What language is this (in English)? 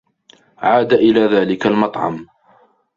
Arabic